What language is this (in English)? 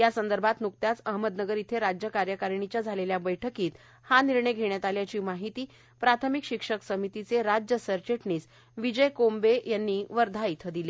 Marathi